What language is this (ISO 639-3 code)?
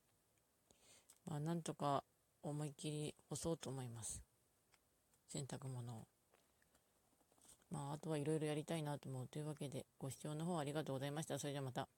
jpn